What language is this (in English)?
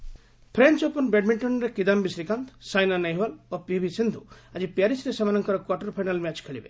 Odia